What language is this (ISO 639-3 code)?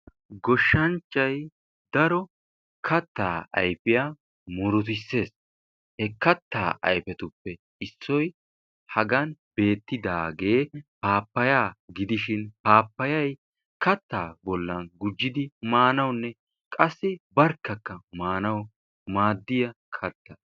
wal